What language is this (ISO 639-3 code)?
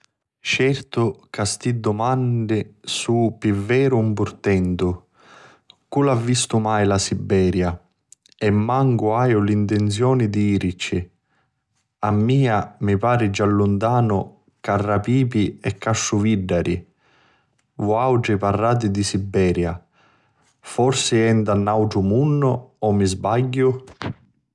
scn